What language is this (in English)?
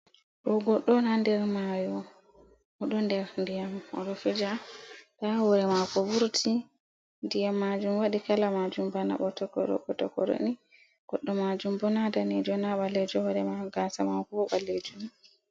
Fula